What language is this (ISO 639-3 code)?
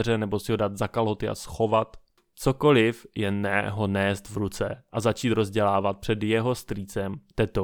ces